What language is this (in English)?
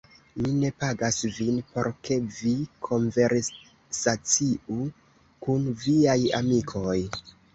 Esperanto